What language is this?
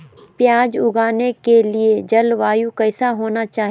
Magahi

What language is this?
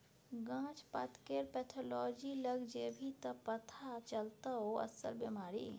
Maithili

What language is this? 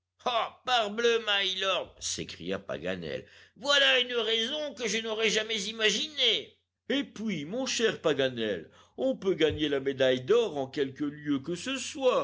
French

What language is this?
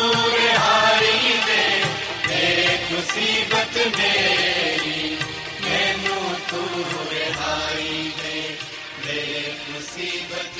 Punjabi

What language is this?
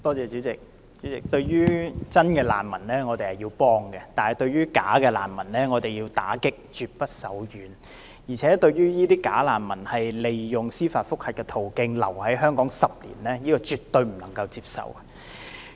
Cantonese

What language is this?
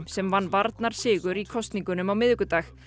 Icelandic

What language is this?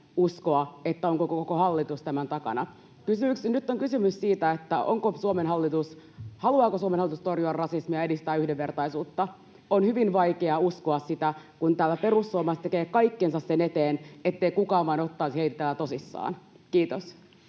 Finnish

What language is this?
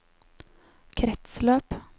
Norwegian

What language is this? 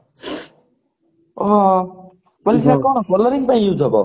Odia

